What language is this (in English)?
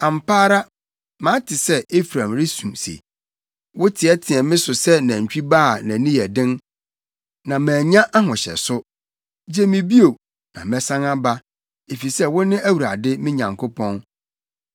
Akan